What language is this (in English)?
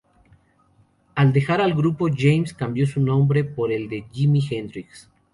Spanish